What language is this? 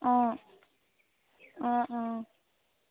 Assamese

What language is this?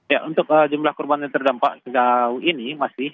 Indonesian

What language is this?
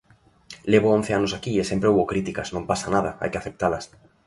Galician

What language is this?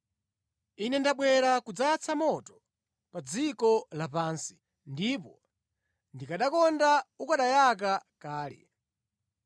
Nyanja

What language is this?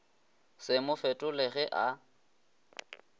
Northern Sotho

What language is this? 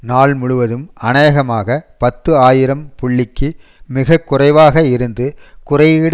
Tamil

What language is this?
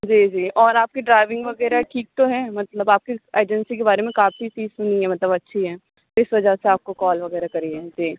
Urdu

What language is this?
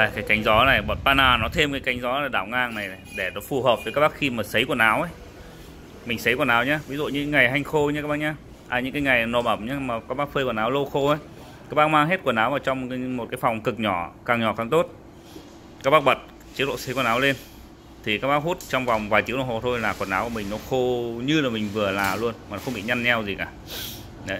Vietnamese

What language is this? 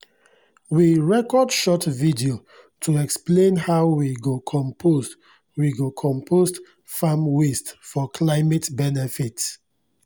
Nigerian Pidgin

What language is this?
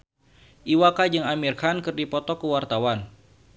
Sundanese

